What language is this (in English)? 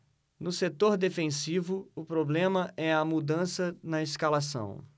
Portuguese